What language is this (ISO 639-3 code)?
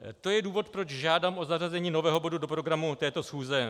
ces